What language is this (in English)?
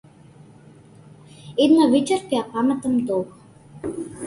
Macedonian